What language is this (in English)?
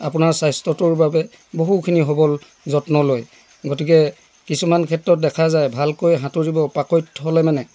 Assamese